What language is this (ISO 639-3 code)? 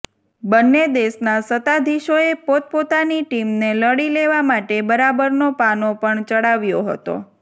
guj